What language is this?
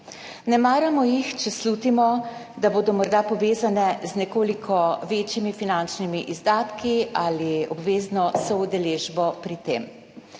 Slovenian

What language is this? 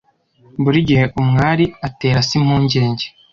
Kinyarwanda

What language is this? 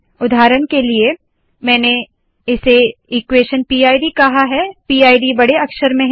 Hindi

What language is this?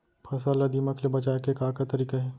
Chhattisgarhi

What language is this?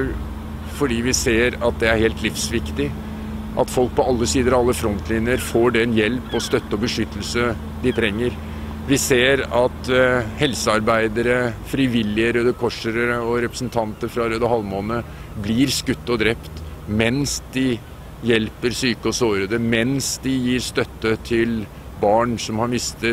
Dutch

